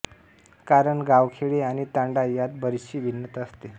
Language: Marathi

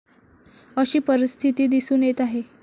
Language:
Marathi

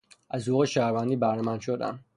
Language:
Persian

